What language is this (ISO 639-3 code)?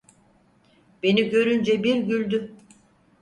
tur